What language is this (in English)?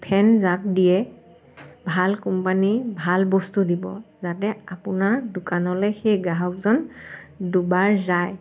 Assamese